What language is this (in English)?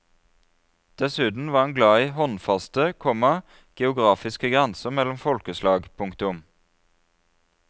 Norwegian